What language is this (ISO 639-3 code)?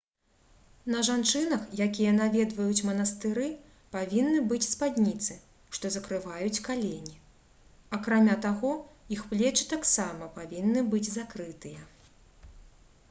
bel